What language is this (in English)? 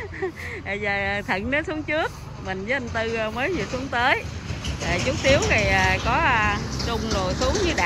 Vietnamese